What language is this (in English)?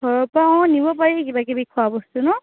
Assamese